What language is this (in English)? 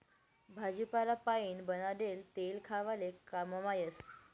Marathi